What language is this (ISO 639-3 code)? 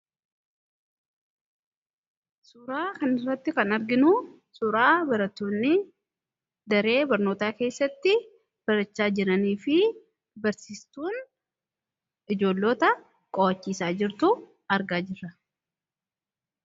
orm